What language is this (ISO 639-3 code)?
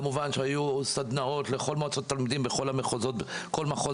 heb